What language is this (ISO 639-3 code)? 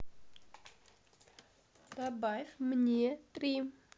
rus